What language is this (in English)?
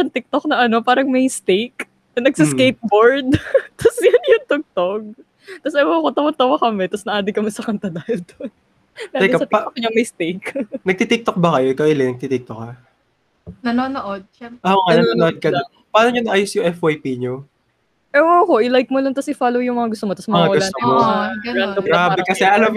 Filipino